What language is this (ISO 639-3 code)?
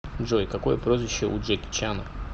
rus